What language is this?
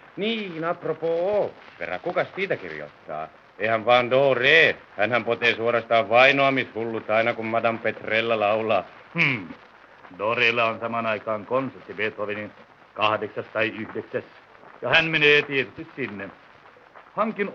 Finnish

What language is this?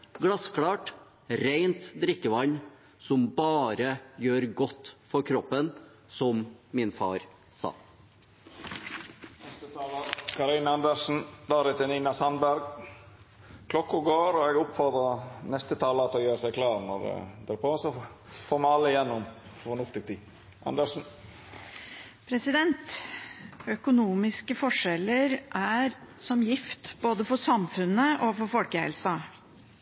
Norwegian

